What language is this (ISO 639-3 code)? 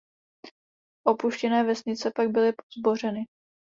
ces